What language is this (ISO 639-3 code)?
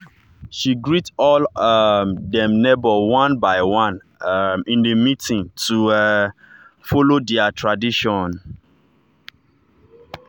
pcm